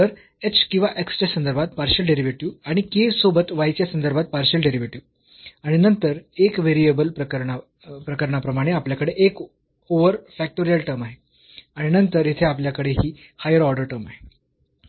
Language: Marathi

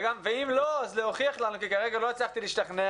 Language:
Hebrew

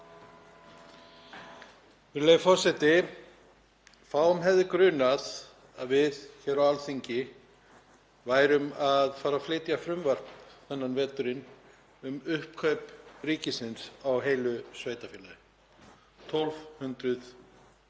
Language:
Icelandic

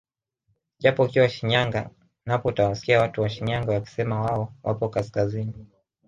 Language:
Swahili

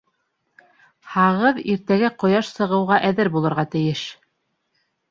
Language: Bashkir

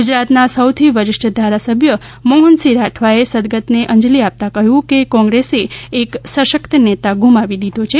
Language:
Gujarati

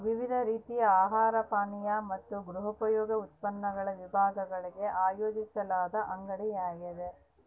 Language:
Kannada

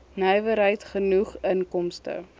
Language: Afrikaans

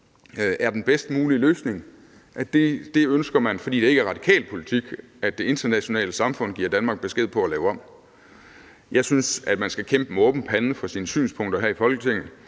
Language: Danish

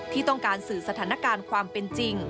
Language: Thai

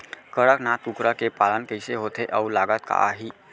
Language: Chhattisgarhi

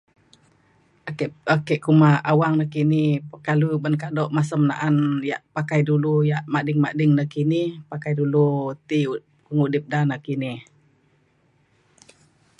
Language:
Mainstream Kenyah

